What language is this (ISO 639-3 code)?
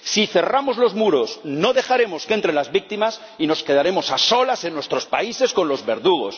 spa